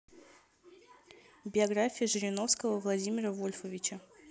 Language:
Russian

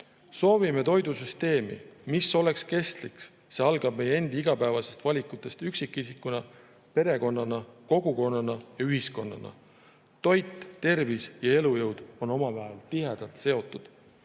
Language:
Estonian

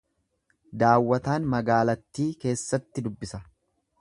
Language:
Oromo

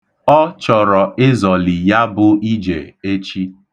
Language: Igbo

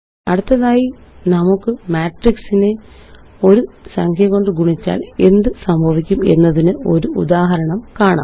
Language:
Malayalam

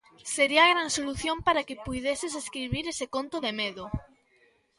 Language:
Galician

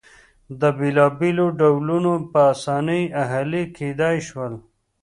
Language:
Pashto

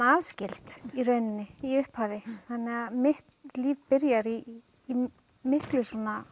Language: Icelandic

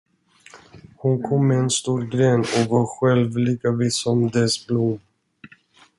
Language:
Swedish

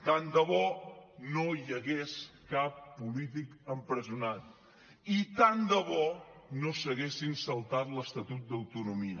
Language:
Catalan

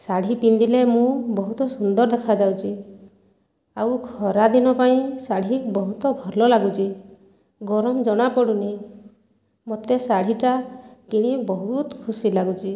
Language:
Odia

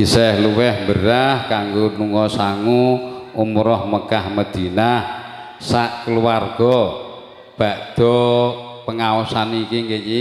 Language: Indonesian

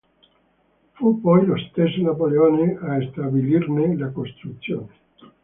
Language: Italian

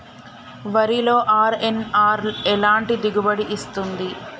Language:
Telugu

